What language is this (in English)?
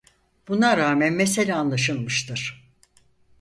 Turkish